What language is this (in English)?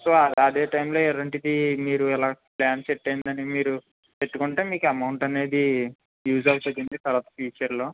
Telugu